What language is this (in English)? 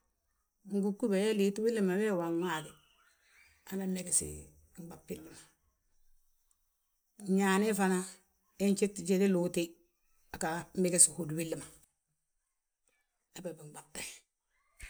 Balanta-Ganja